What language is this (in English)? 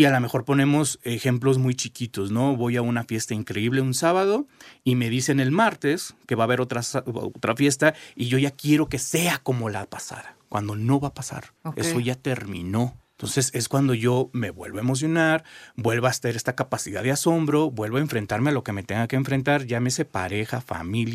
Spanish